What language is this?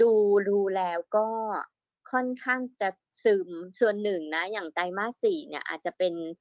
Thai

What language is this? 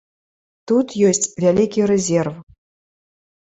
Belarusian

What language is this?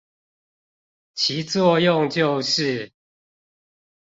Chinese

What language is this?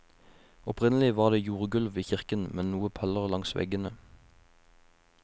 Norwegian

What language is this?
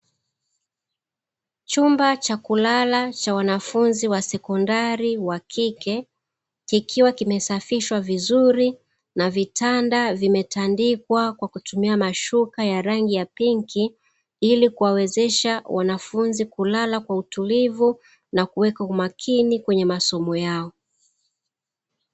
Swahili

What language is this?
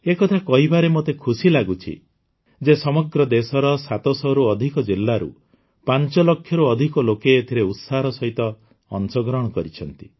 Odia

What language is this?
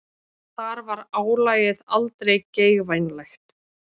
Icelandic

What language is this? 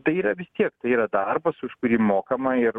Lithuanian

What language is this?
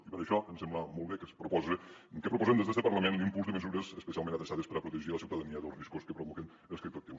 Catalan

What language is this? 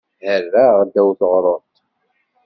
Kabyle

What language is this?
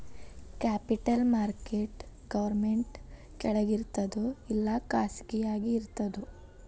Kannada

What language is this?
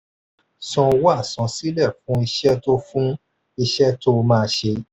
Yoruba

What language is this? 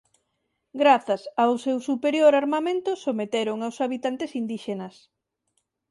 Galician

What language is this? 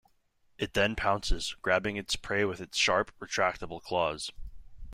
English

